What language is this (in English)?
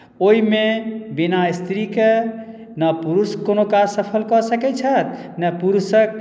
Maithili